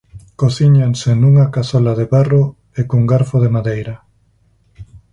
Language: Galician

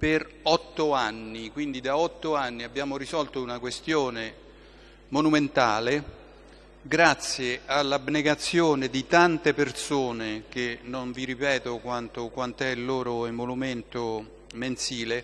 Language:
Italian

